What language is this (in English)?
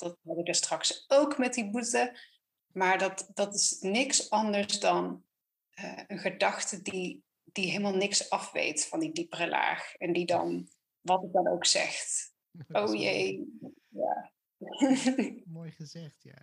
Dutch